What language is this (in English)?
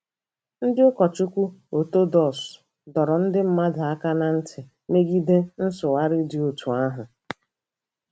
Igbo